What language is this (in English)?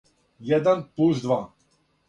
Serbian